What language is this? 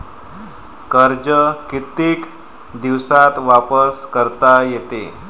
Marathi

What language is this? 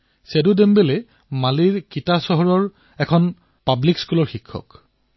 Assamese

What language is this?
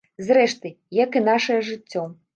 Belarusian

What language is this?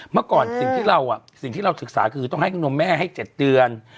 Thai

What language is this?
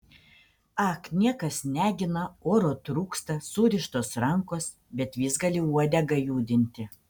Lithuanian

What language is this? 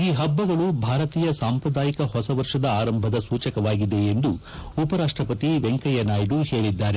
Kannada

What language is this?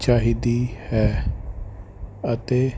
Punjabi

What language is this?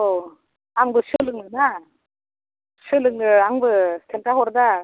Bodo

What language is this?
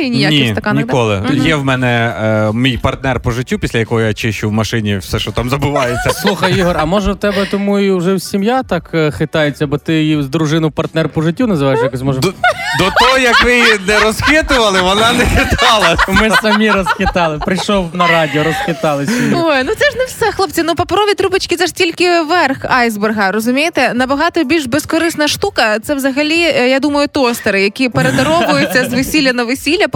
Ukrainian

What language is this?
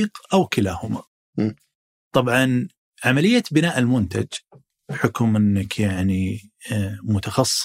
Arabic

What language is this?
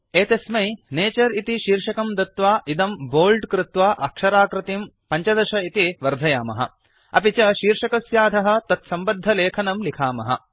Sanskrit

